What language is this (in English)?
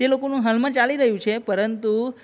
Gujarati